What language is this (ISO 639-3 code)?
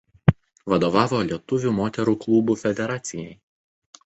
lit